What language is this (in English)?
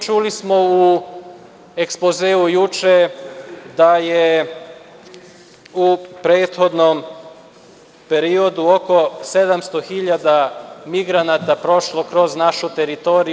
Serbian